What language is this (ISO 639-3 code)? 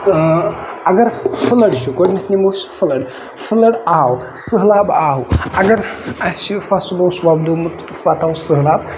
kas